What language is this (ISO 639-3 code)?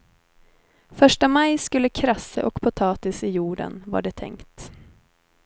swe